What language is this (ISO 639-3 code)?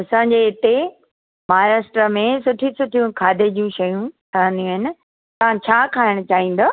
snd